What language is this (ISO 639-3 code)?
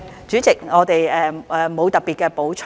yue